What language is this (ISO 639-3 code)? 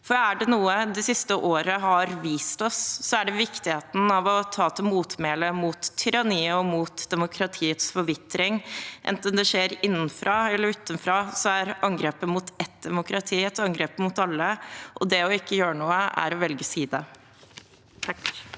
nor